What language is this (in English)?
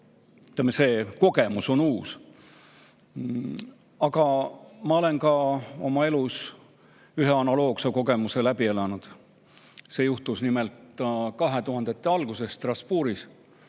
Estonian